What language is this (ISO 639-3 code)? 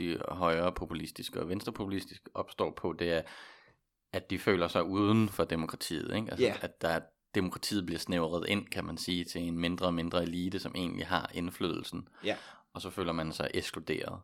dan